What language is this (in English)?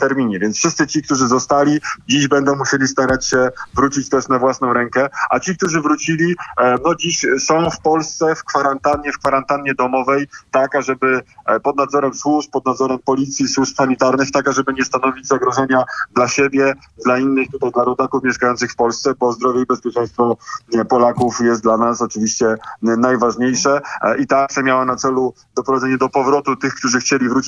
Polish